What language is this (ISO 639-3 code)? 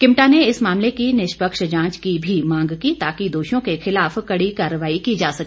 hin